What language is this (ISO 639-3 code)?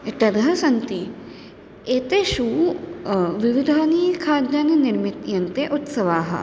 san